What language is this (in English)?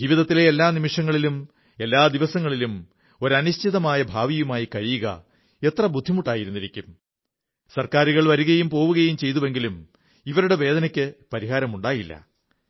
Malayalam